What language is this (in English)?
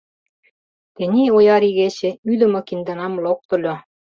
Mari